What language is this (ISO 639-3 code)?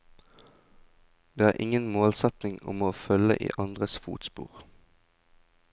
nor